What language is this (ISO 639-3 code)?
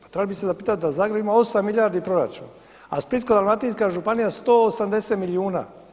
hrv